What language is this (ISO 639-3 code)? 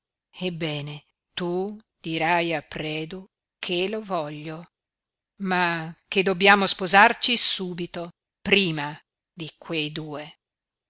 ita